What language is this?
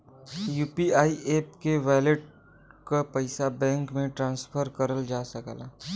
Bhojpuri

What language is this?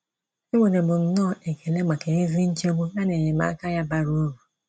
Igbo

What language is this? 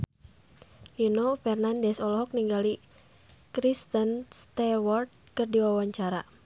Sundanese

